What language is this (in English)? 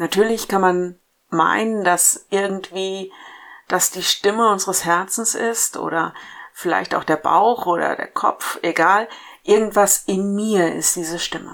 German